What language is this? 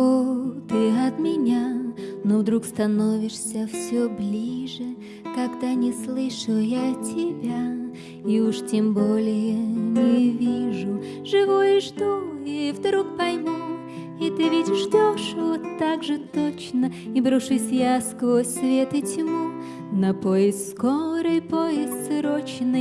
Russian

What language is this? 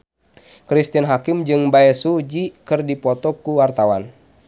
Sundanese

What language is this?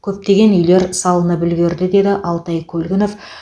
Kazakh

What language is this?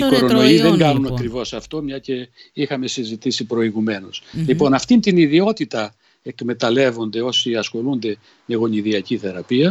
Greek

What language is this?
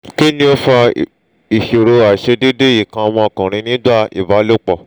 Yoruba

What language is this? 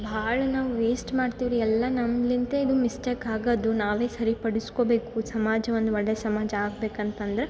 Kannada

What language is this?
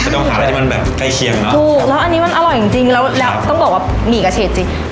Thai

